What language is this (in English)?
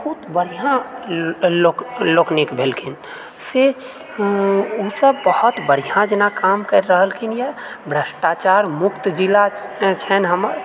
Maithili